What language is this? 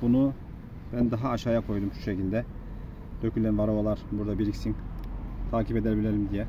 Turkish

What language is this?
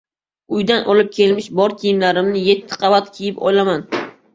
Uzbek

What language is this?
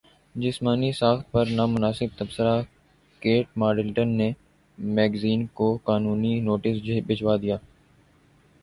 Urdu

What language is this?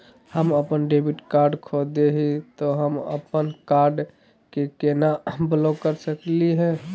Magahi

